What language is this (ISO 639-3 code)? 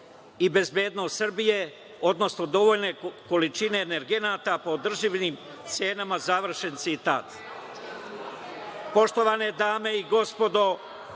srp